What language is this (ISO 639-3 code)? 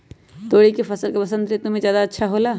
mag